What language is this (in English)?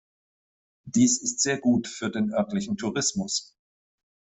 German